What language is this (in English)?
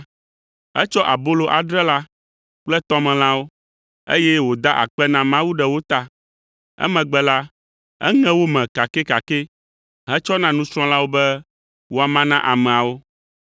Ewe